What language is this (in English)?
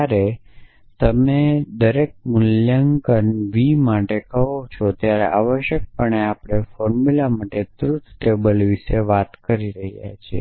Gujarati